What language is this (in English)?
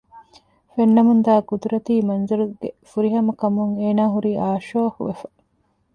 Divehi